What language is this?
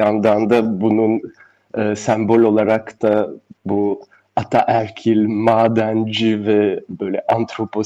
Turkish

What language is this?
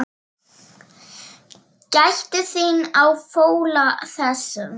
Icelandic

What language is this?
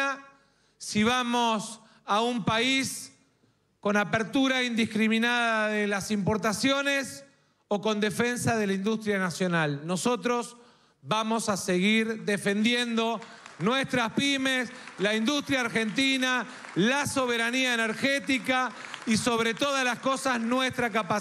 Spanish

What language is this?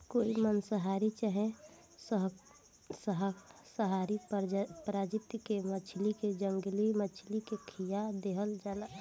Bhojpuri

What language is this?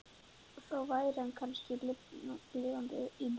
Icelandic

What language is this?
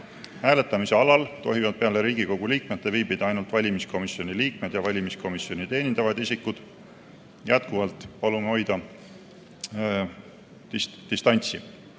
Estonian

